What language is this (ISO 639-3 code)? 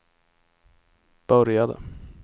swe